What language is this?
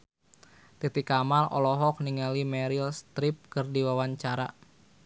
Sundanese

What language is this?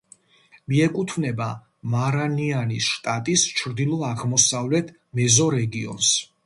Georgian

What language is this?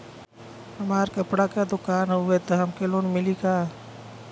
Bhojpuri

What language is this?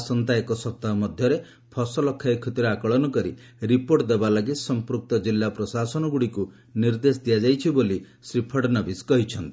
Odia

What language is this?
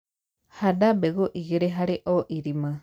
Kikuyu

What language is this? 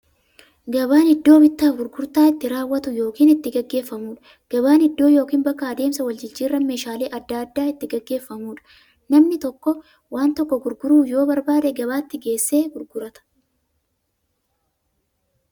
Oromo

